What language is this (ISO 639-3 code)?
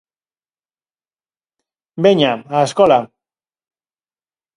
glg